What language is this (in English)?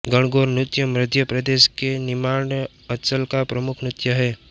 Hindi